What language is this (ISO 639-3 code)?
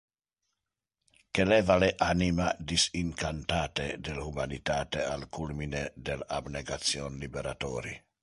ina